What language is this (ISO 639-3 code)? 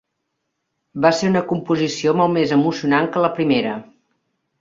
cat